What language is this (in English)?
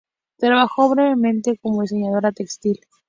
Spanish